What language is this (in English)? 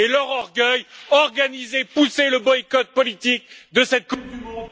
French